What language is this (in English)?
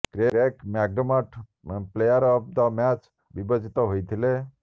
Odia